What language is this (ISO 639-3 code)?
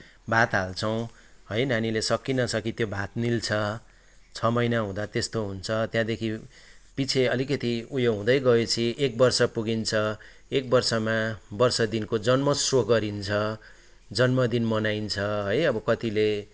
nep